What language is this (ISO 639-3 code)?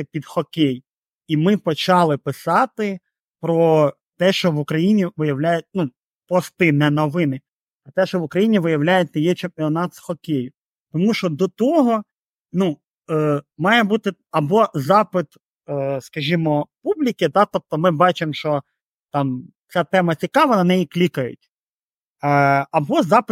ukr